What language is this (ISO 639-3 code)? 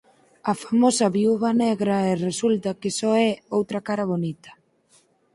glg